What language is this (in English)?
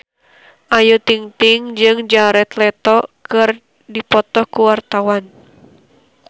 Sundanese